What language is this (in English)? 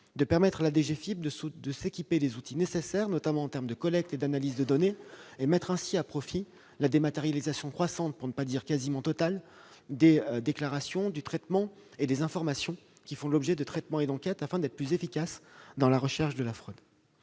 French